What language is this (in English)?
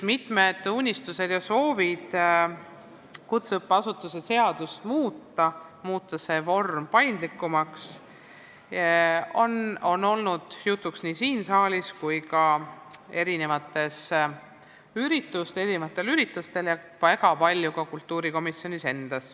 Estonian